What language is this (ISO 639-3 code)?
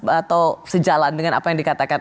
ind